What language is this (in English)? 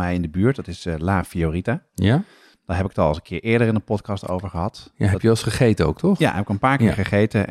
Dutch